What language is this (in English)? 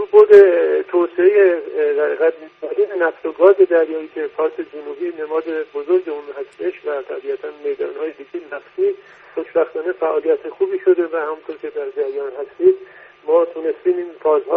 Persian